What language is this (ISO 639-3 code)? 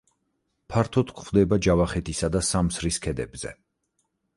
kat